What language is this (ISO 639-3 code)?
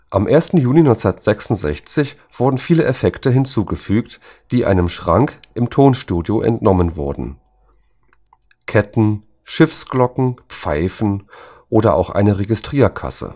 deu